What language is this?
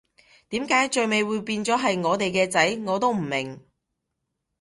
Cantonese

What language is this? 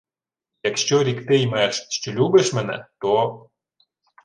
Ukrainian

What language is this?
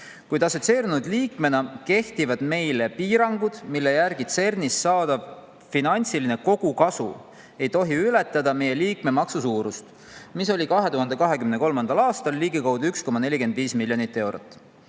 Estonian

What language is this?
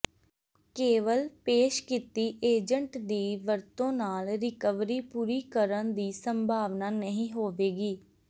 Punjabi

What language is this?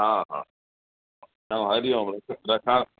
Sindhi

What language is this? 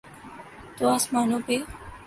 Urdu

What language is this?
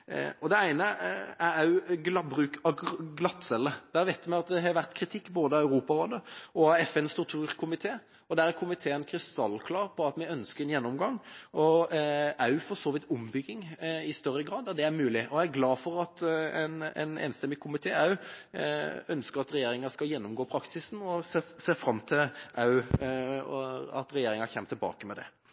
Norwegian Bokmål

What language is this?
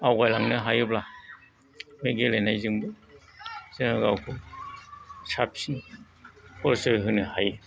Bodo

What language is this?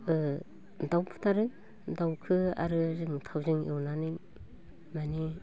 Bodo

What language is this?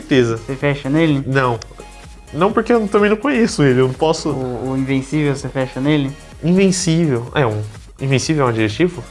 Portuguese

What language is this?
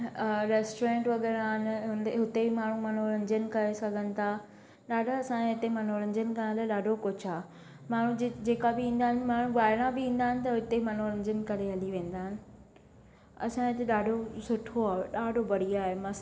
Sindhi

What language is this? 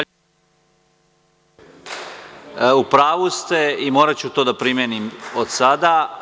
Serbian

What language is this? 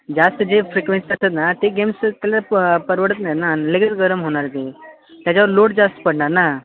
Marathi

